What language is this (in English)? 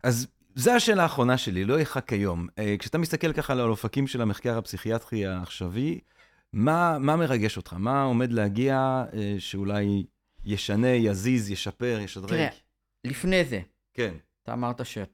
Hebrew